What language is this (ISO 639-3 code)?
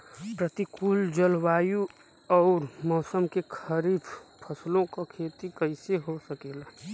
bho